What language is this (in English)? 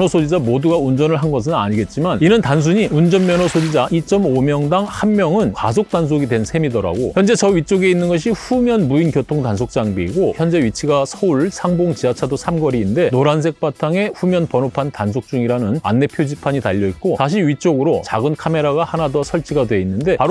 Korean